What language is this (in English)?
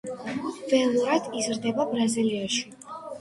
Georgian